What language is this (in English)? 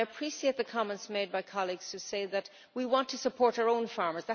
English